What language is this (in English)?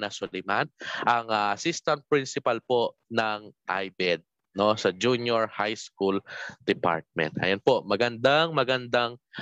Filipino